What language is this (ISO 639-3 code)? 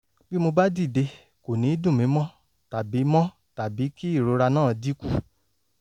yor